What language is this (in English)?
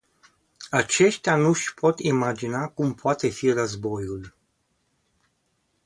Romanian